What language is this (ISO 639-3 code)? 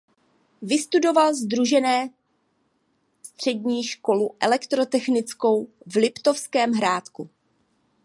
ces